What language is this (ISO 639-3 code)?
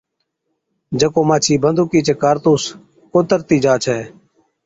odk